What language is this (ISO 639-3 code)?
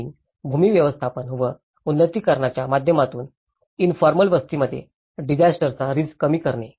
mar